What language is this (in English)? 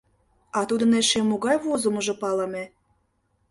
Mari